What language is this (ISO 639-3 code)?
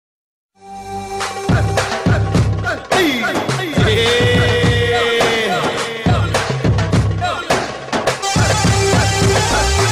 ara